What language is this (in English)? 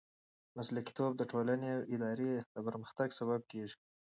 Pashto